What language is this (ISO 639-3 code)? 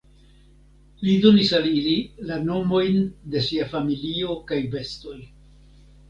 epo